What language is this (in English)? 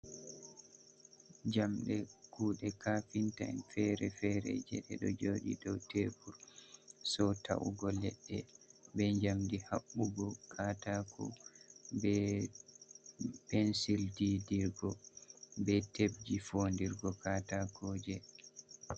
Fula